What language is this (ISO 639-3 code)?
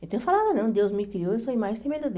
por